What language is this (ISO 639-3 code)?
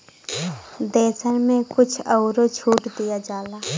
bho